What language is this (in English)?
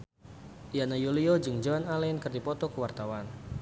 Sundanese